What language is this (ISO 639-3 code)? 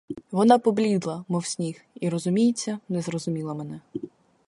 ukr